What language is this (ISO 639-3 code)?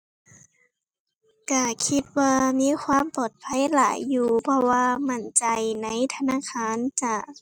tha